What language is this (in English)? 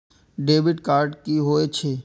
Maithili